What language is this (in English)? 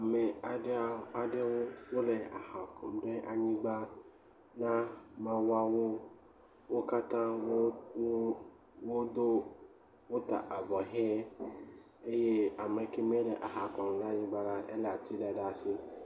Ewe